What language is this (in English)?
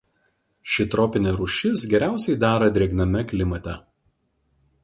Lithuanian